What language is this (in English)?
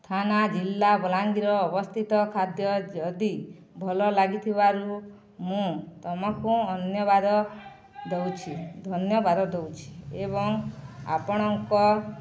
Odia